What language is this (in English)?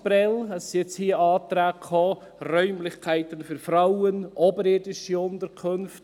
Swiss German